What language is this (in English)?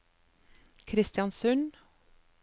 Norwegian